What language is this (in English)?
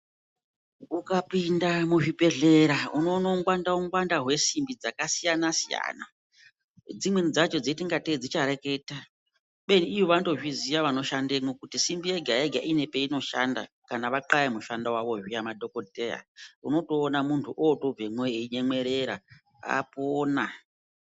Ndau